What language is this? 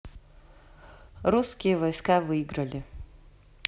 Russian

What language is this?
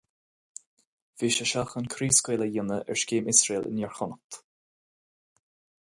Irish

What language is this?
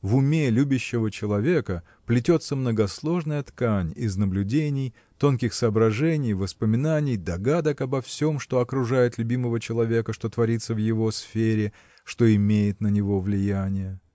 Russian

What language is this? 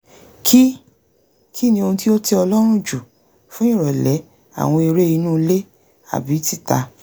Yoruba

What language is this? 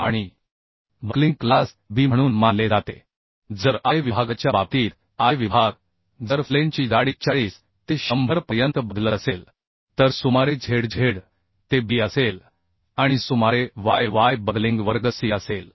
Marathi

